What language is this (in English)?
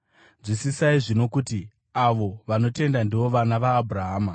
Shona